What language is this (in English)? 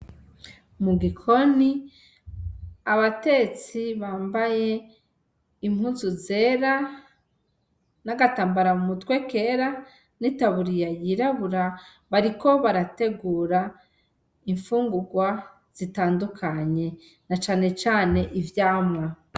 Rundi